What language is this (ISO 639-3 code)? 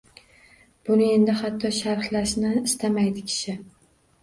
uzb